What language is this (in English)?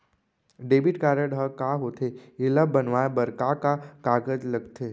Chhattisgarhi